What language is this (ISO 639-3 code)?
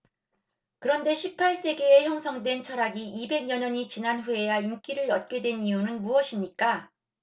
kor